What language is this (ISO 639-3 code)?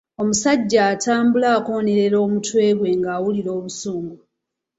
lug